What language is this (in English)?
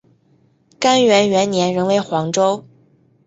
Chinese